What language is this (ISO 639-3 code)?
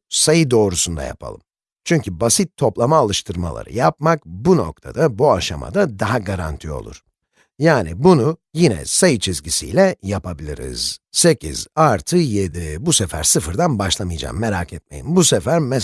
tur